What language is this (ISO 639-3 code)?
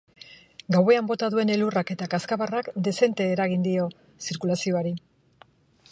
eus